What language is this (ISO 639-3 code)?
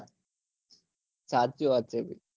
guj